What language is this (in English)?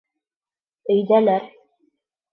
Bashkir